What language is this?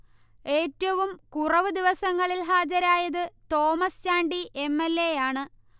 Malayalam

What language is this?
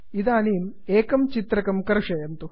Sanskrit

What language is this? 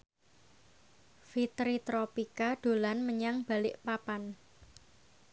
Javanese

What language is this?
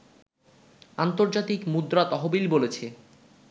Bangla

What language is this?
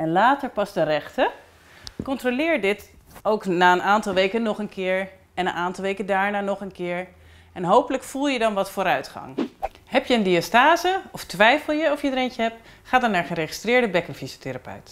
Dutch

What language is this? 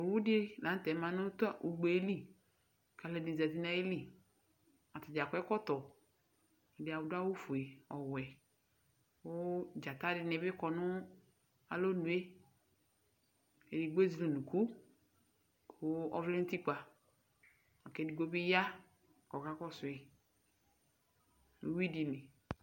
Ikposo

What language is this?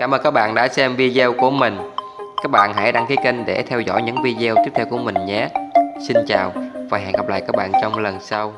Vietnamese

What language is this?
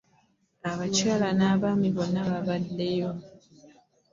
Ganda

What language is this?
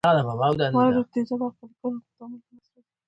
Pashto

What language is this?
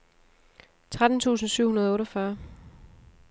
Danish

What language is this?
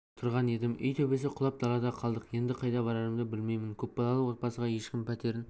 Kazakh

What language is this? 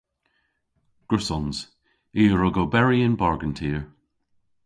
Cornish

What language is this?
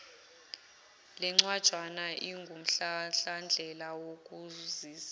Zulu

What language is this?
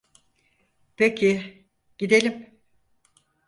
Turkish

